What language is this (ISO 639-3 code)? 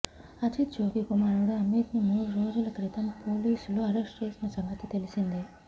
tel